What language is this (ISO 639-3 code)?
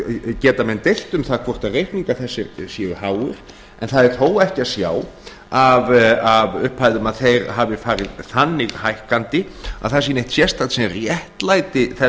isl